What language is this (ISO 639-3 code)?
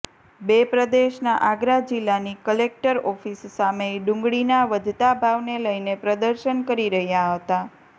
guj